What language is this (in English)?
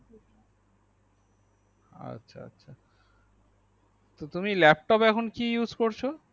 Bangla